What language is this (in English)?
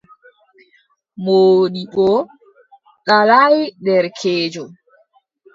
Adamawa Fulfulde